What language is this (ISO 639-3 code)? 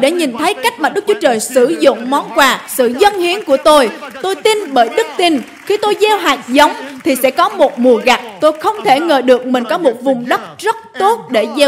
vie